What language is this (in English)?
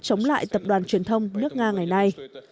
Vietnamese